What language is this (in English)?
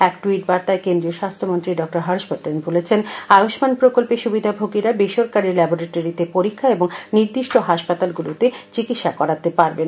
Bangla